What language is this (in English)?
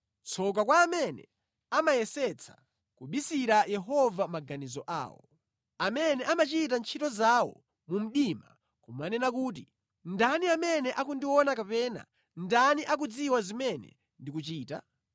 Nyanja